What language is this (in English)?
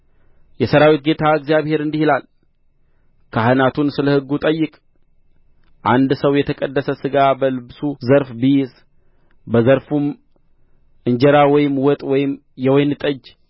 Amharic